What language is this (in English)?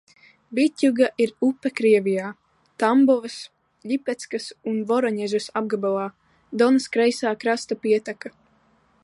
Latvian